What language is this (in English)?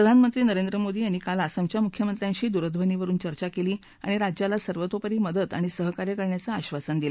Marathi